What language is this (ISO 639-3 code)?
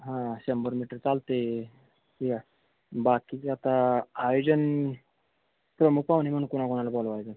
mar